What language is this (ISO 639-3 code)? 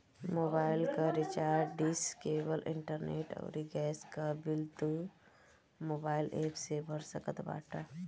bho